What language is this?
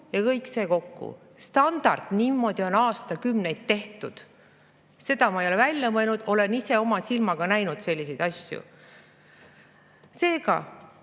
Estonian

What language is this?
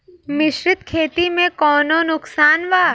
Bhojpuri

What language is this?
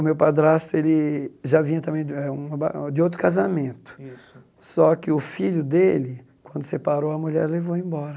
Portuguese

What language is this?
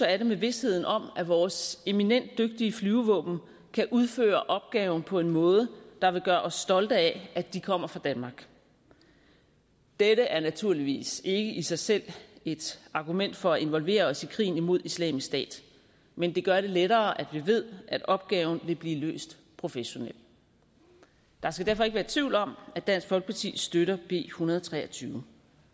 Danish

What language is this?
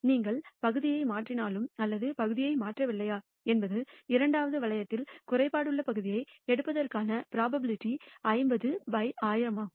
Tamil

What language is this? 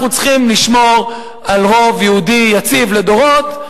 Hebrew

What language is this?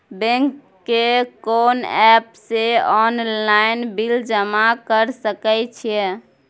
Maithili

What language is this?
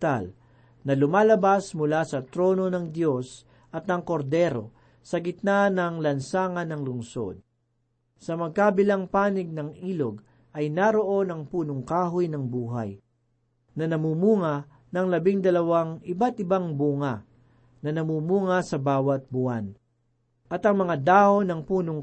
Filipino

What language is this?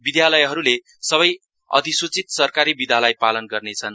Nepali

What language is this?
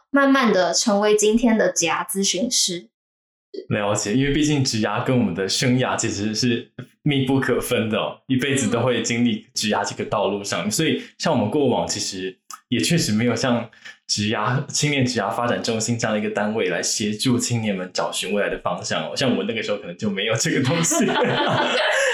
Chinese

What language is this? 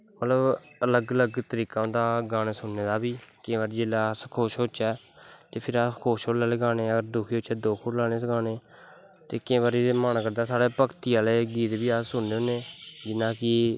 Dogri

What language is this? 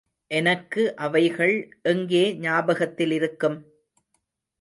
Tamil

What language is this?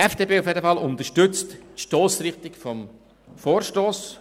Swiss German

